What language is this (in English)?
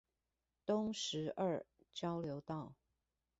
Chinese